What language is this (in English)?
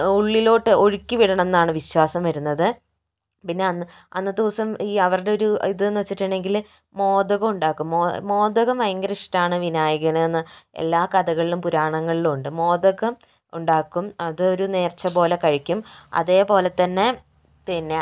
Malayalam